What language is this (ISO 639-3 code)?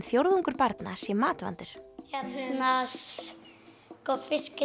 isl